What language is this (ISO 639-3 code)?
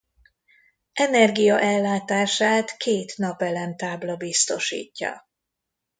hun